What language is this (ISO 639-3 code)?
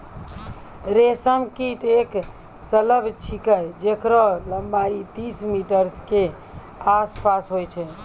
mai